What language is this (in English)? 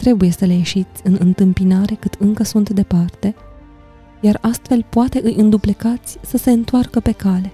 Romanian